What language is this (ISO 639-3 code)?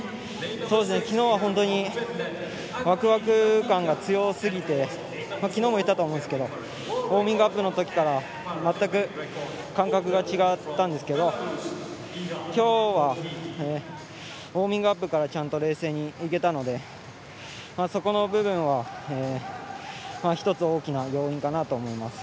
jpn